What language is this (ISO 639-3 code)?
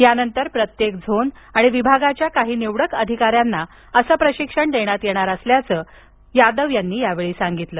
mar